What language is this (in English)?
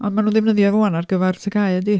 Welsh